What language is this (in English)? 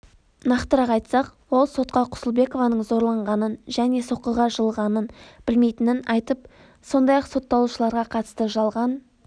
Kazakh